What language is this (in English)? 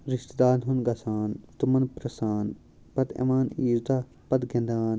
Kashmiri